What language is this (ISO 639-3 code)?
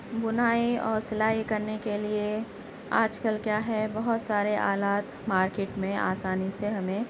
urd